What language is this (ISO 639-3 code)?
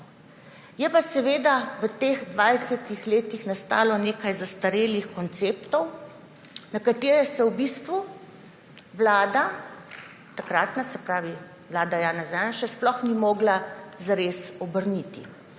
slv